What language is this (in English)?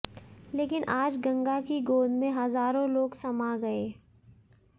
Hindi